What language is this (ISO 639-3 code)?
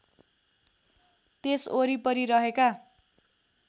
nep